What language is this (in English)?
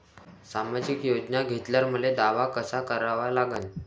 Marathi